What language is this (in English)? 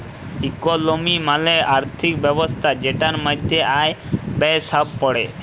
Bangla